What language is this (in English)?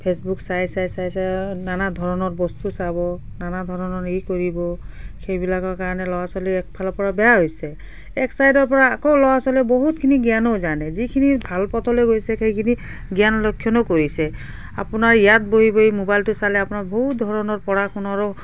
Assamese